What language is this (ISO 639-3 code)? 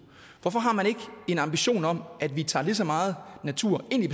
dan